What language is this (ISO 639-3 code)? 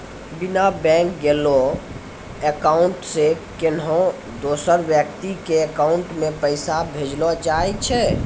mai